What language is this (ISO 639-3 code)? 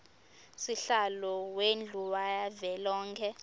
ssw